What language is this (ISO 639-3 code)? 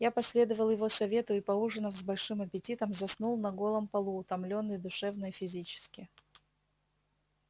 rus